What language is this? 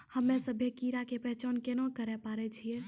Maithili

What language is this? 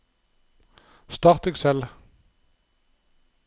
Norwegian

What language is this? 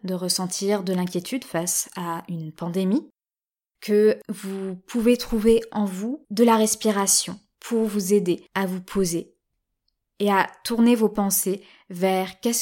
French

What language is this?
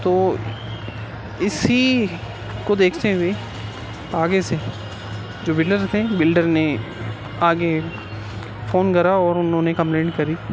Urdu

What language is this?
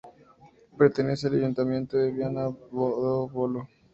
Spanish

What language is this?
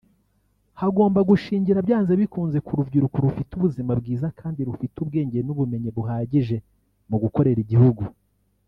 Kinyarwanda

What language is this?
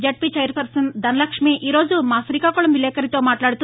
Telugu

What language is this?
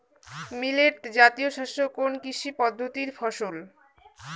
Bangla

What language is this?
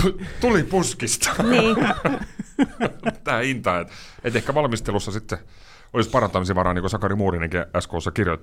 Finnish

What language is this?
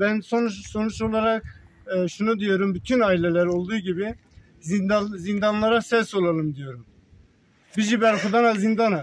Turkish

